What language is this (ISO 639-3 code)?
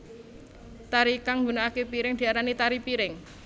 jav